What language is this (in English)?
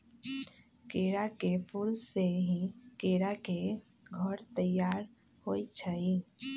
Magahi